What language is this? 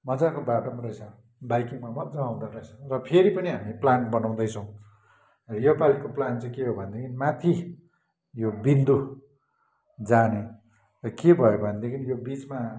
Nepali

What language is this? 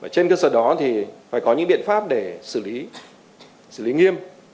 Vietnamese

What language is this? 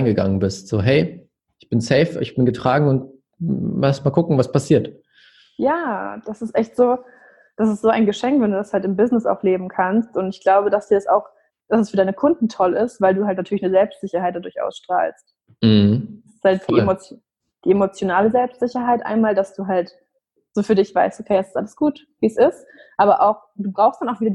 German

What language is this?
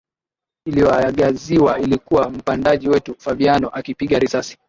Swahili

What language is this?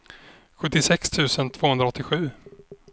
Swedish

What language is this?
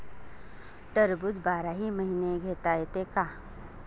Marathi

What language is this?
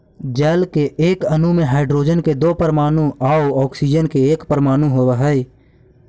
Magahi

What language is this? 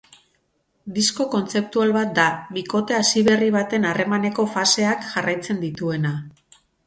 Basque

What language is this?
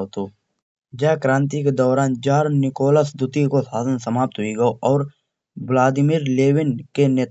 Kanauji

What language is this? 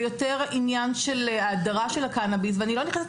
Hebrew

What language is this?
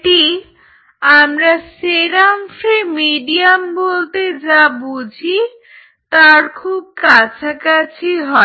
Bangla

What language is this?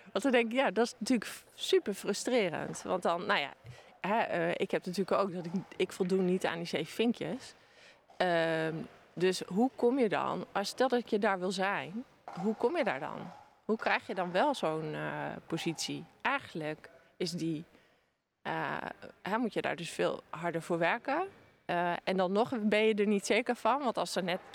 Dutch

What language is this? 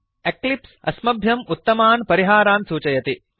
Sanskrit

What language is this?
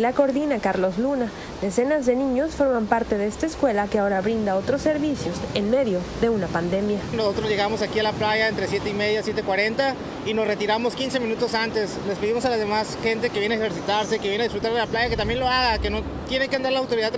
Spanish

